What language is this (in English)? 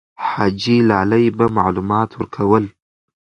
Pashto